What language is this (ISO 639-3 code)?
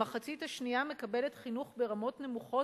heb